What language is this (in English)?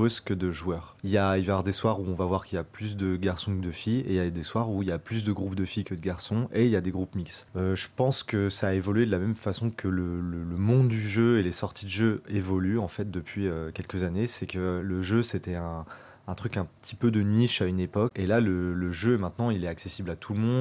French